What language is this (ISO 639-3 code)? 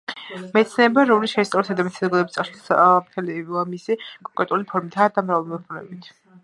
kat